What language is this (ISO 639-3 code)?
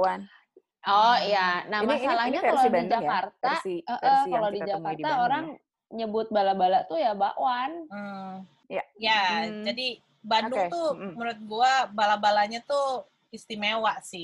ind